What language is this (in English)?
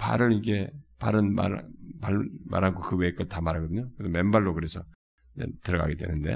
Korean